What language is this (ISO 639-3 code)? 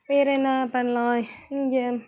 tam